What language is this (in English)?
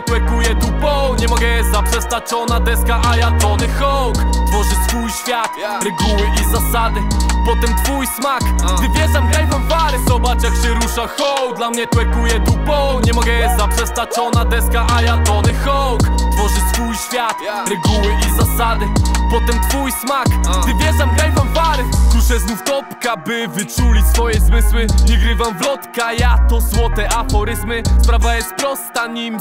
Polish